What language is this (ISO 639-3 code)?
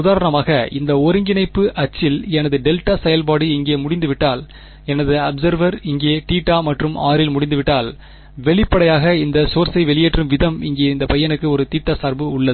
tam